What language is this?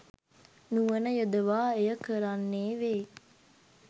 Sinhala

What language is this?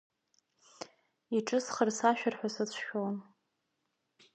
Abkhazian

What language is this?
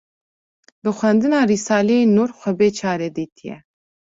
Kurdish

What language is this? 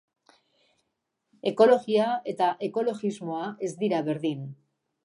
Basque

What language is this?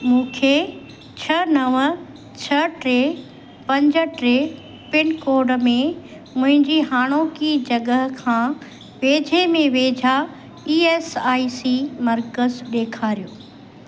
Sindhi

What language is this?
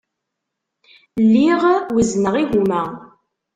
Kabyle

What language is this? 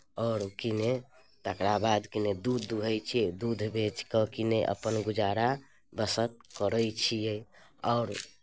Maithili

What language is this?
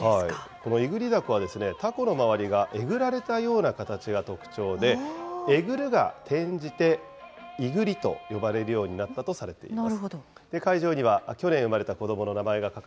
Japanese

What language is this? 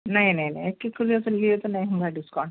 Urdu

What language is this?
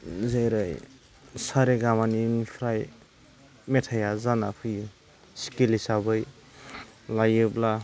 Bodo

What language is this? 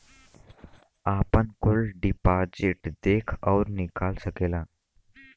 Bhojpuri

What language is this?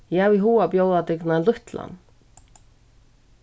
Faroese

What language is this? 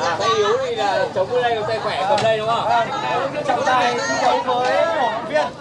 Vietnamese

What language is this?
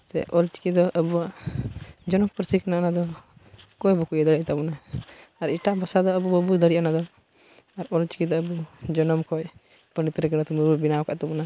Santali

